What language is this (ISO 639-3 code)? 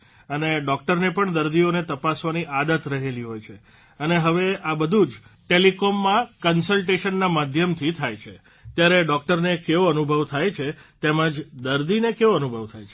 guj